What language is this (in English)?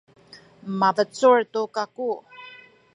Sakizaya